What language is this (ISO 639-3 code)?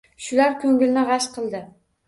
uzb